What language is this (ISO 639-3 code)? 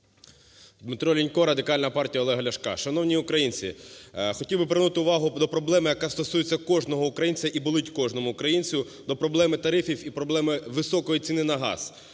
ukr